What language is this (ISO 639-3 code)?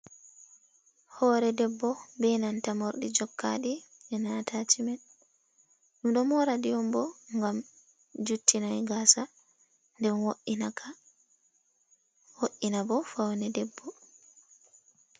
ful